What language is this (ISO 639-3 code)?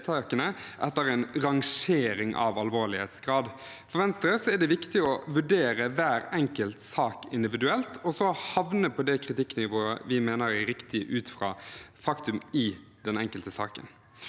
nor